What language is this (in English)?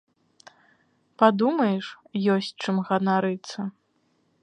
Belarusian